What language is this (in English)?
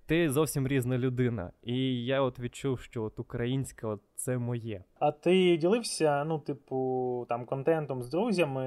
Ukrainian